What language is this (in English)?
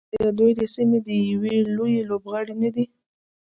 Pashto